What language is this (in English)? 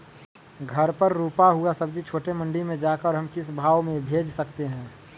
Magahi